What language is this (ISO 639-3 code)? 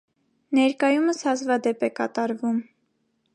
hye